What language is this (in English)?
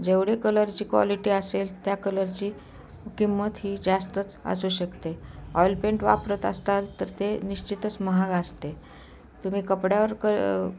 Marathi